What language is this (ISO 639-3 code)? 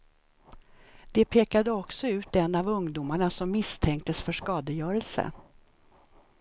swe